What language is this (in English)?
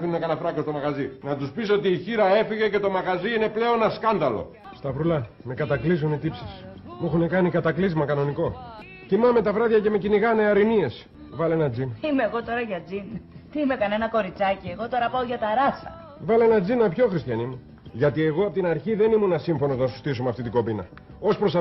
Greek